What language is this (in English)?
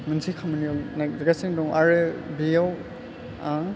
Bodo